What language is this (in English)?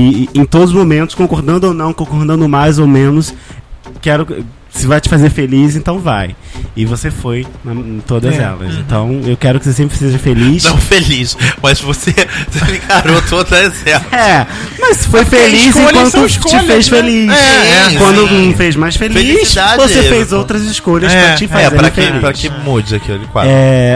Portuguese